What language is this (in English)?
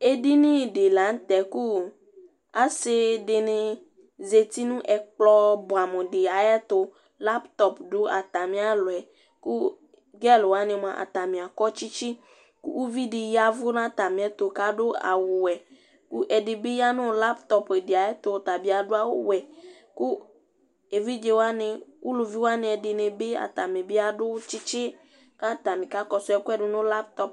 Ikposo